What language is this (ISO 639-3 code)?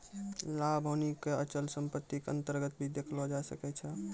mai